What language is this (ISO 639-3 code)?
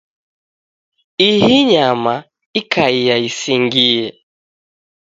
dav